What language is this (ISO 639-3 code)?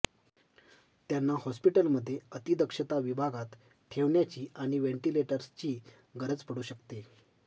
mar